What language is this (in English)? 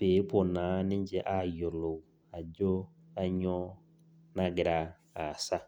Masai